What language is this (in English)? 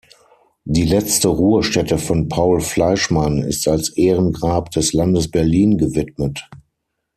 German